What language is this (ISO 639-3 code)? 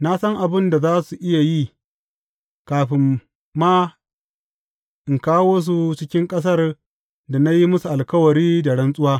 hau